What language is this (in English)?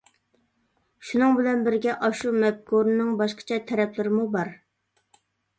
Uyghur